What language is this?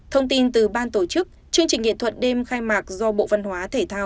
Vietnamese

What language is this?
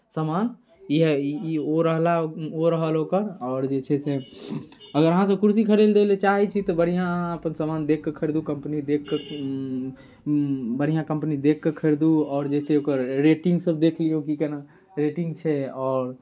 Maithili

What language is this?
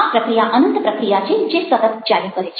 Gujarati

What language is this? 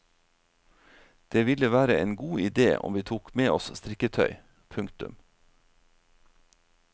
Norwegian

